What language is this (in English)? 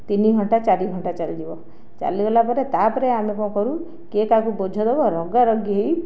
Odia